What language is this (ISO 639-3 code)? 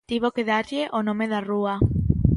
glg